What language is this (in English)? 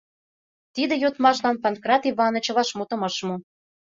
Mari